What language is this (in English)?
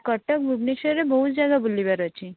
Odia